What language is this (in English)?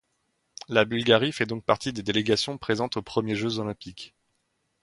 French